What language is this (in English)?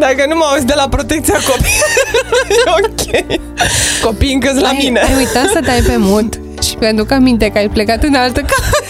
Romanian